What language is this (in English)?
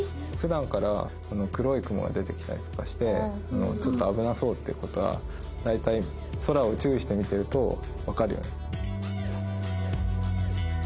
Japanese